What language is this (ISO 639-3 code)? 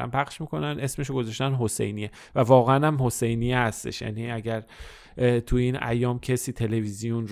fas